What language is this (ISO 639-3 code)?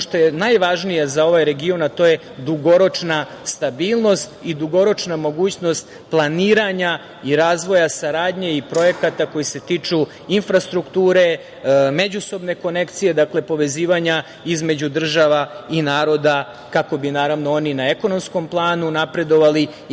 srp